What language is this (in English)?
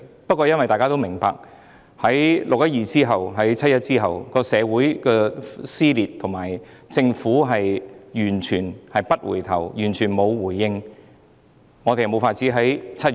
Cantonese